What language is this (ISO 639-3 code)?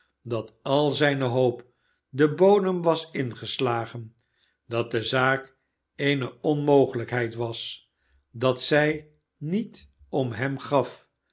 nld